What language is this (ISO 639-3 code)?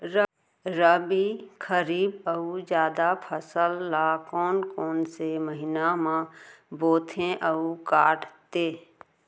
hne